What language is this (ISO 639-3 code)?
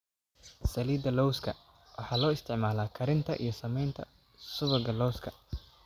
som